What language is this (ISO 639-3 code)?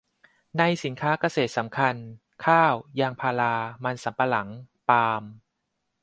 tha